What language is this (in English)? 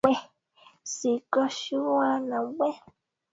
Swahili